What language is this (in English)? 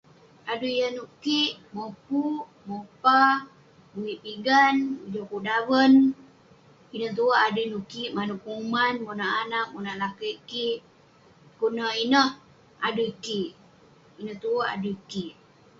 Western Penan